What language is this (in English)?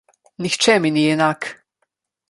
Slovenian